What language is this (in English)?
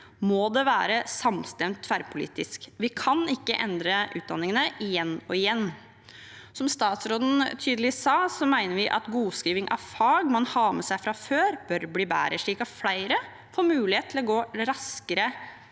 Norwegian